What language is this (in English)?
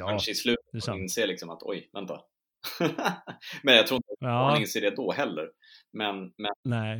Swedish